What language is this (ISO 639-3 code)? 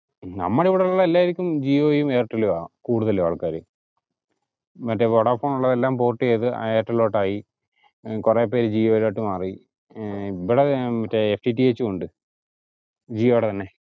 mal